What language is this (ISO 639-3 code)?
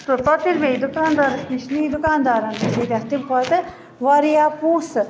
kas